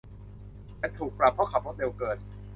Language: Thai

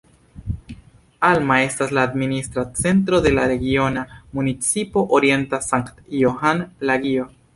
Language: Esperanto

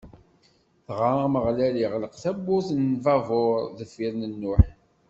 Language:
Kabyle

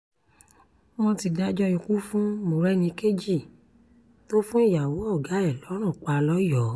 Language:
Yoruba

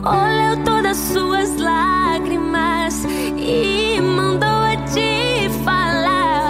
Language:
Portuguese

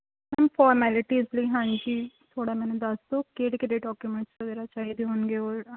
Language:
Punjabi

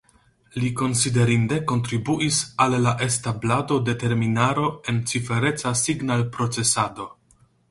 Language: Esperanto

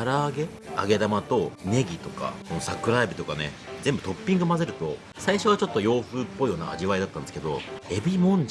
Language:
Japanese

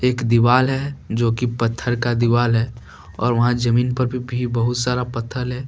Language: Hindi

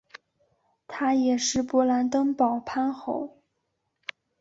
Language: Chinese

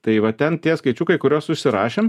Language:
Lithuanian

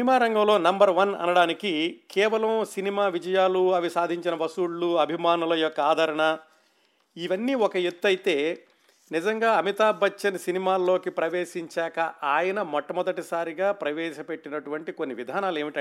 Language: Telugu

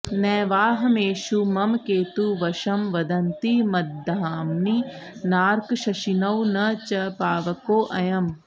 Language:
Sanskrit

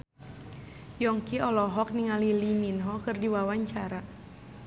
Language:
Sundanese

